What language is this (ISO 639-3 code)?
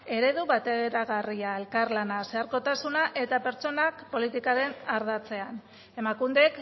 eus